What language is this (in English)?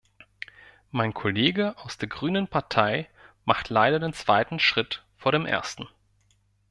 German